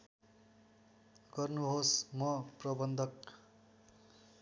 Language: Nepali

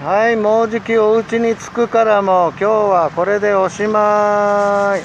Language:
Japanese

